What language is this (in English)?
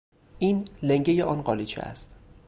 Persian